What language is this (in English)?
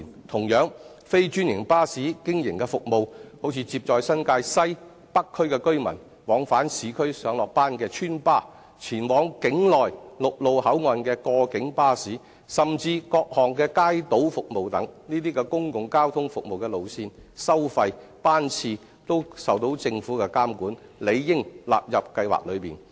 Cantonese